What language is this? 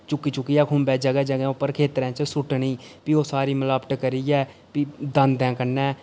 Dogri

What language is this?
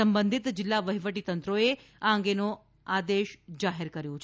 Gujarati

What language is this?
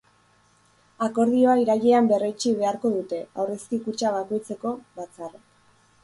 Basque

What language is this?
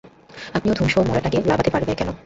Bangla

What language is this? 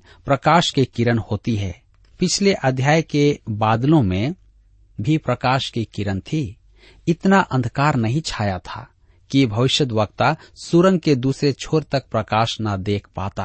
Hindi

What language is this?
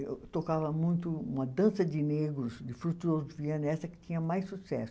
Portuguese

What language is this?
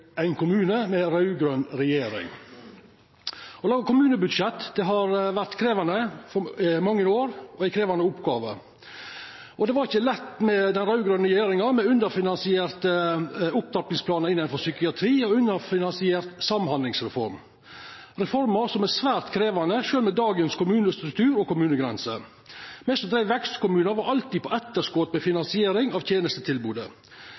Norwegian Nynorsk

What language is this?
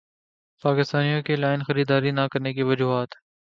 Urdu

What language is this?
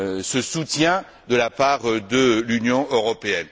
French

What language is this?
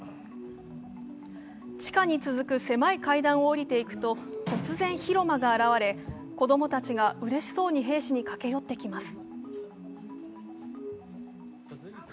Japanese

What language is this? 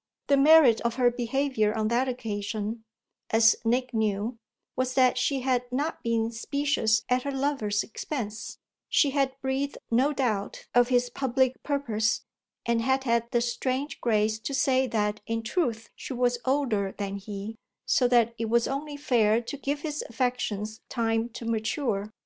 English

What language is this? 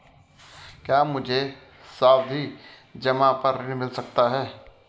Hindi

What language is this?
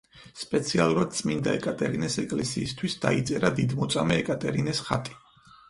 Georgian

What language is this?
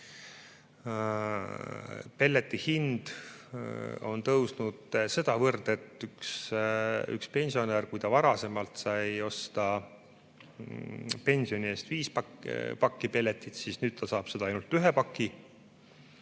Estonian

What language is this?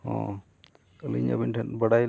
Santali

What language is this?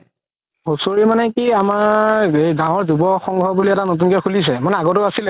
Assamese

